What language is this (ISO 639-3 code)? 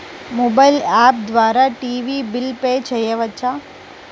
tel